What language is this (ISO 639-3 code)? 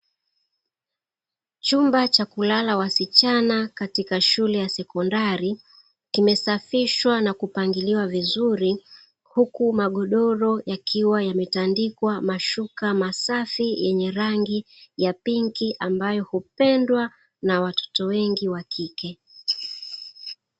swa